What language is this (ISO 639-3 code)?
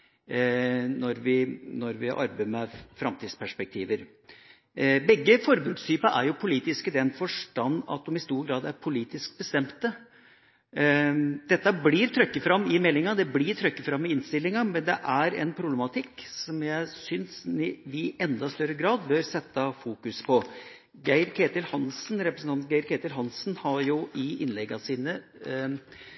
nob